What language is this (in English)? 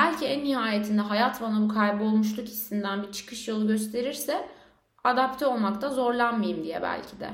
Turkish